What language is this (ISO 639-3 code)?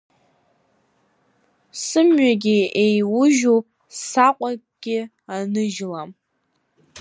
abk